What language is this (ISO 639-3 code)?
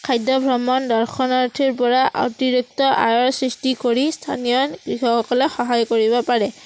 asm